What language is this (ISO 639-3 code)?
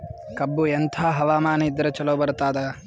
kan